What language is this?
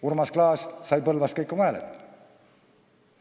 Estonian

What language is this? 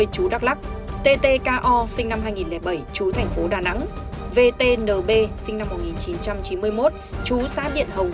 Vietnamese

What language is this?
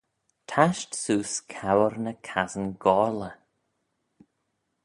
Manx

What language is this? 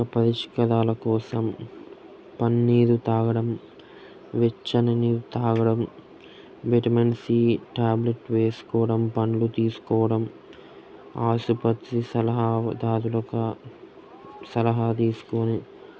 Telugu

